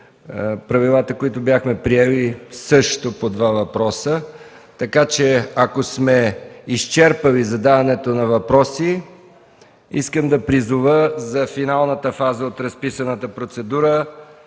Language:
Bulgarian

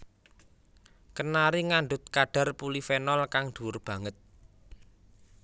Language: Javanese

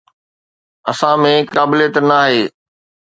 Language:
Sindhi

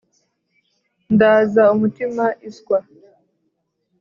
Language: Kinyarwanda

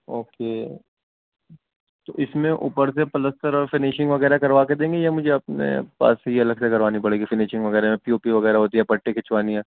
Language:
Urdu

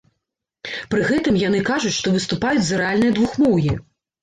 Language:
Belarusian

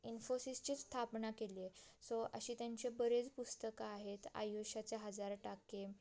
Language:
Marathi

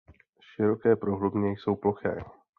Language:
Czech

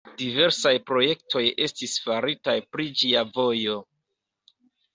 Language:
Esperanto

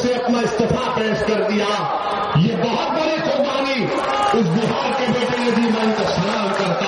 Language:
Urdu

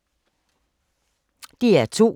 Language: Danish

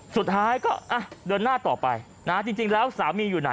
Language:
Thai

